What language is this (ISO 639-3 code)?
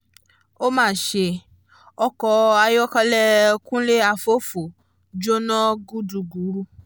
yor